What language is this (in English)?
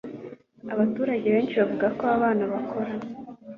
Kinyarwanda